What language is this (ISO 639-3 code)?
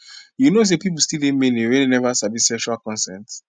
pcm